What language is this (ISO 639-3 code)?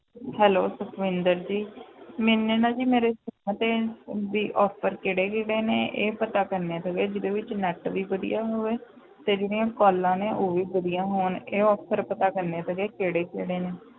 pan